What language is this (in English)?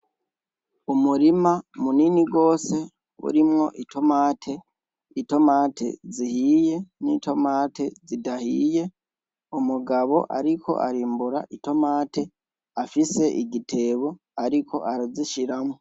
Rundi